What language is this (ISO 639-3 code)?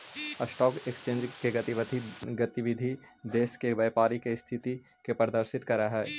mag